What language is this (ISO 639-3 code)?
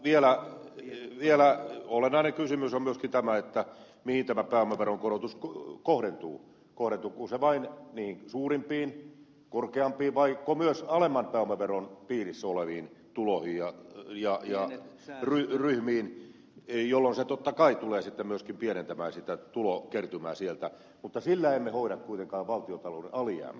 fin